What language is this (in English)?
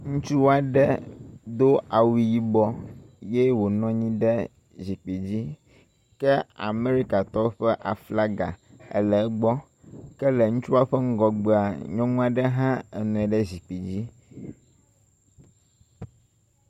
Ewe